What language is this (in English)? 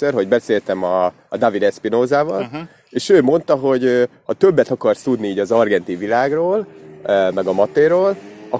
Hungarian